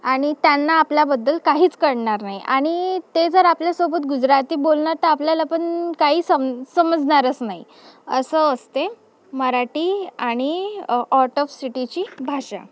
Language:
Marathi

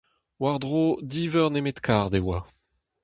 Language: Breton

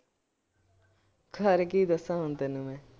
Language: Punjabi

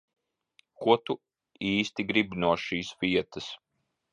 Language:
Latvian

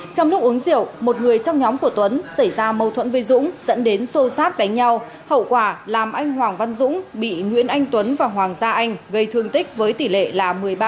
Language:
Vietnamese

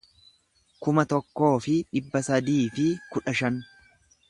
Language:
Oromo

